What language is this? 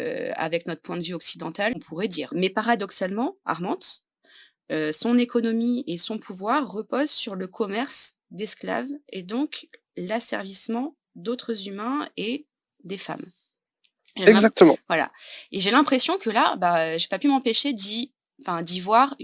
French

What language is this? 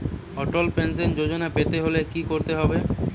Bangla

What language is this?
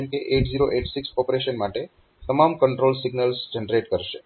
Gujarati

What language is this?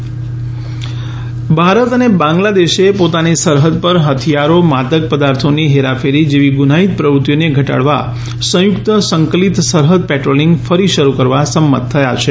Gujarati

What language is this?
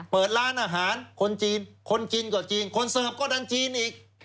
Thai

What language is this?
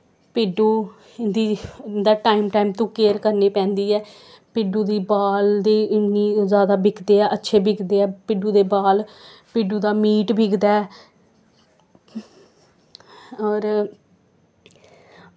Dogri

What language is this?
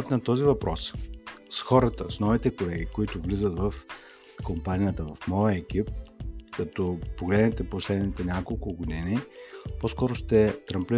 Bulgarian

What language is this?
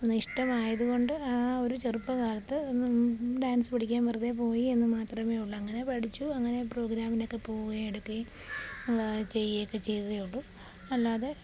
Malayalam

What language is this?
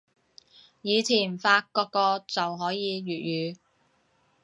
Cantonese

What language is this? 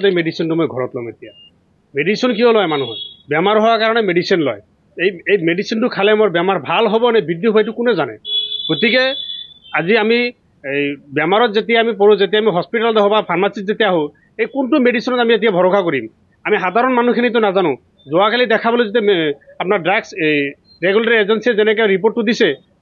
Bangla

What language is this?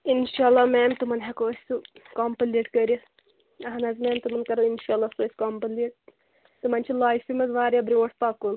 Kashmiri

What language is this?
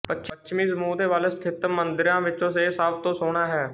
Punjabi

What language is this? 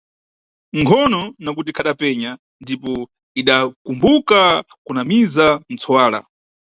Nyungwe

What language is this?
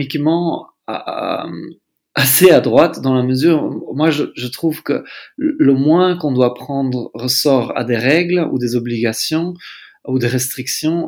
French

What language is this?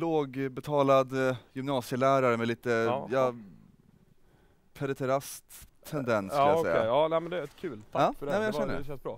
Swedish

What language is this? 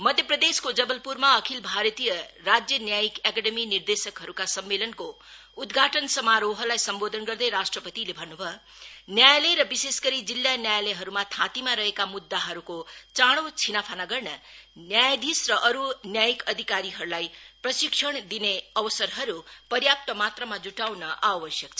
Nepali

